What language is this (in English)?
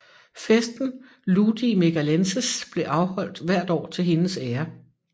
Danish